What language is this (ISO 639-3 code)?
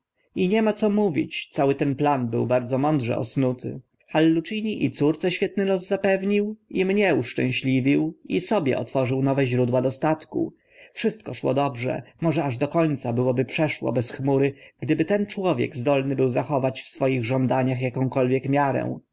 pol